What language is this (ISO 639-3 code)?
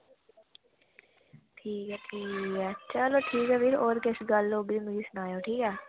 doi